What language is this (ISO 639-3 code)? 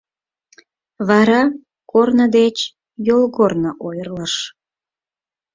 chm